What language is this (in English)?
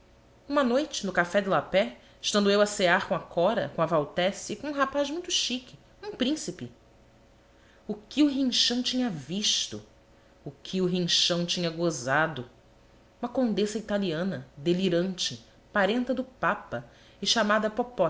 Portuguese